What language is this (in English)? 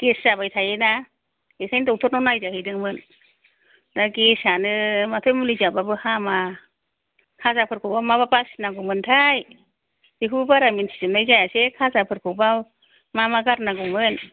Bodo